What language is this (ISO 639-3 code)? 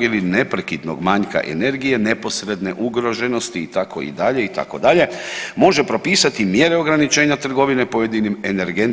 hrv